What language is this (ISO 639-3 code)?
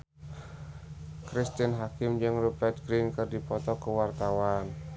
sun